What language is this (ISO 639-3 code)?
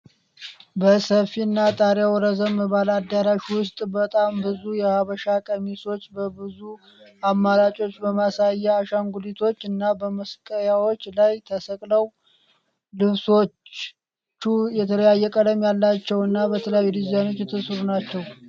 amh